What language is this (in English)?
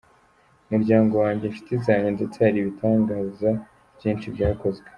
Kinyarwanda